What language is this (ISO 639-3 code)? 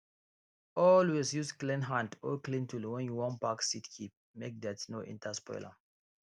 pcm